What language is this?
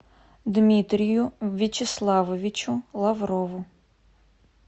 Russian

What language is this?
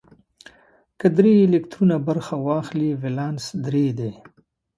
Pashto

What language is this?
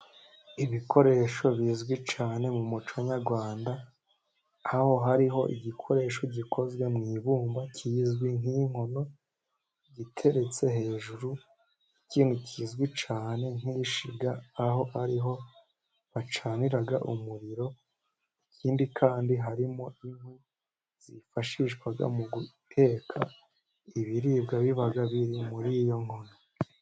Kinyarwanda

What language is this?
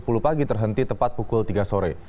Indonesian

